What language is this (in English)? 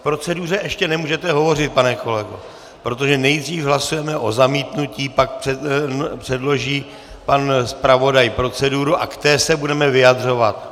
Czech